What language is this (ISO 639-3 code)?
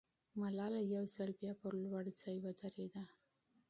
pus